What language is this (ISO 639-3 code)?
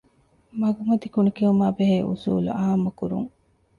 div